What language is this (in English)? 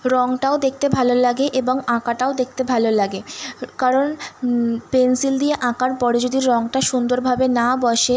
Bangla